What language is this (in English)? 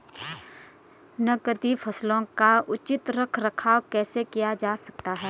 Hindi